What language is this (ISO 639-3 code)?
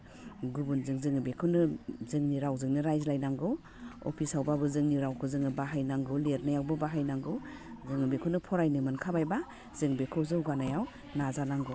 brx